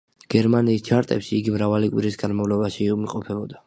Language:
Georgian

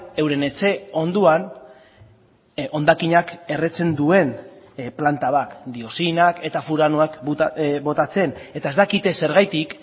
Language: Basque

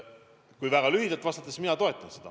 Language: Estonian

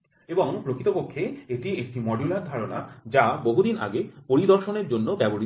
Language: Bangla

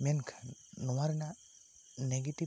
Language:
Santali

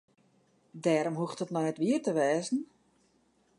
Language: Western Frisian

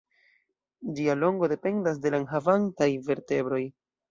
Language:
Esperanto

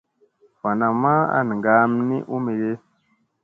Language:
Musey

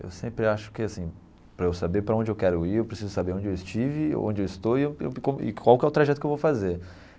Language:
Portuguese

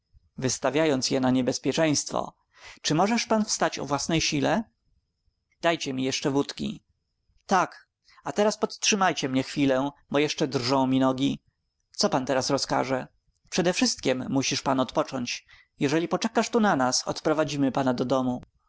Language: Polish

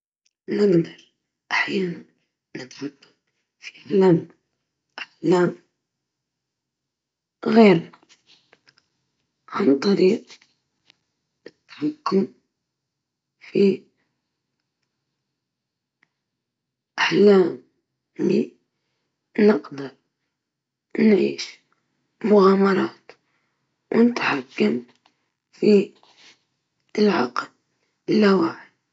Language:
Libyan Arabic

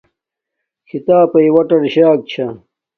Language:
Domaaki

